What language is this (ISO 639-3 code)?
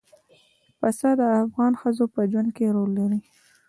pus